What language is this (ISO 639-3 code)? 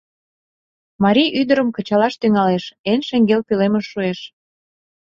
chm